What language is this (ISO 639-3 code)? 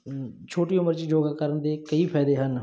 pan